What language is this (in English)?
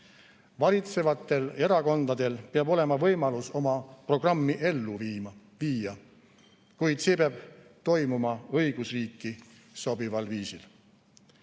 Estonian